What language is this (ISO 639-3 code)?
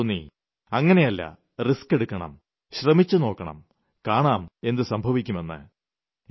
mal